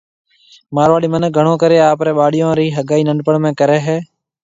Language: Marwari (Pakistan)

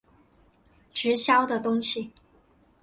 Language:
Chinese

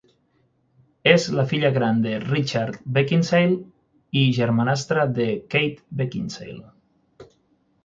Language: Catalan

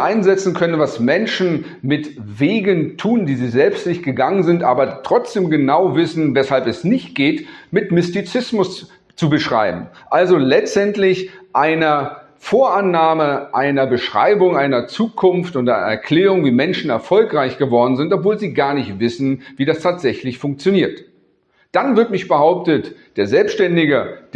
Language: German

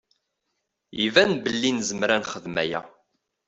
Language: Kabyle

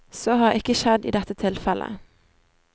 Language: Norwegian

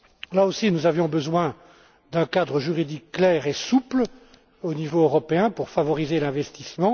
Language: French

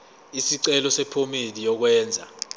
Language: Zulu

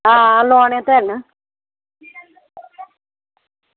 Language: Dogri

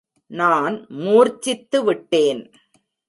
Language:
Tamil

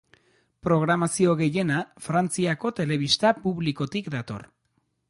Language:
Basque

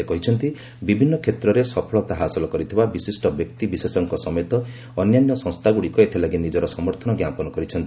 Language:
Odia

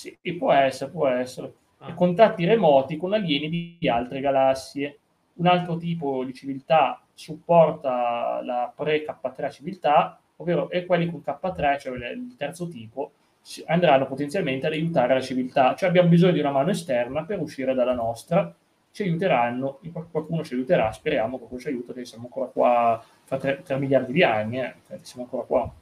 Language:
Italian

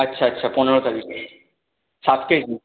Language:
Bangla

